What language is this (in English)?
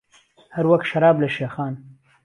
Central Kurdish